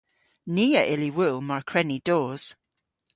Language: Cornish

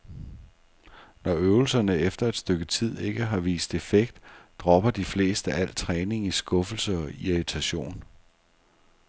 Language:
Danish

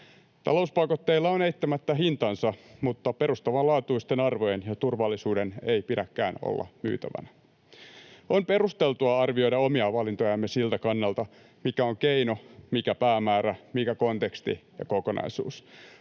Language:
Finnish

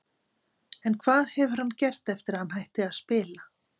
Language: Icelandic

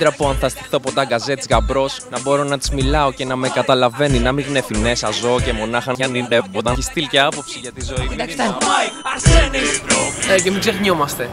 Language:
Greek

